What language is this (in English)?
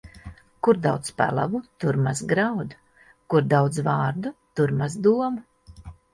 Latvian